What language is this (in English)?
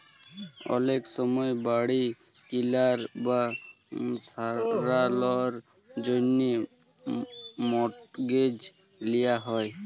Bangla